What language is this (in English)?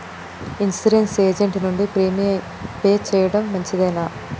Telugu